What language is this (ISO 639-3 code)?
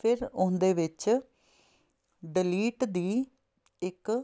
pan